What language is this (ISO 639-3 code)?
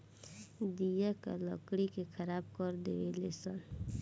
bho